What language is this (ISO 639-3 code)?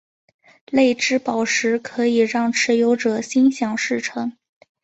zho